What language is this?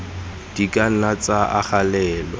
Tswana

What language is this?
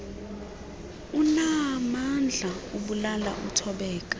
Xhosa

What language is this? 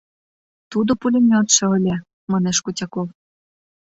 Mari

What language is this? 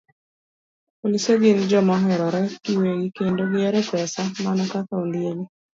Luo (Kenya and Tanzania)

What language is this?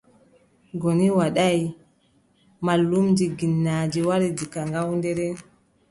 Adamawa Fulfulde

